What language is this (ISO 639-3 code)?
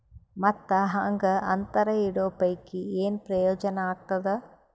kan